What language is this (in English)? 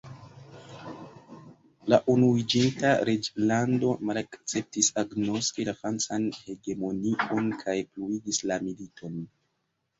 Esperanto